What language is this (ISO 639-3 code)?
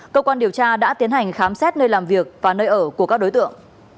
vie